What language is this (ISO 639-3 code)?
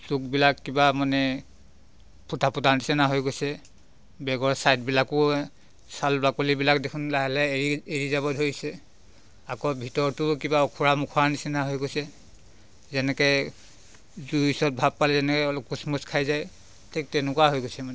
asm